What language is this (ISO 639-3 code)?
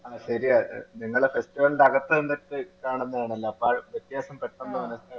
mal